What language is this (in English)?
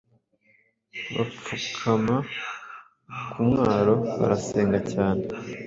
Kinyarwanda